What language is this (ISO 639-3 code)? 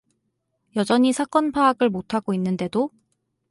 kor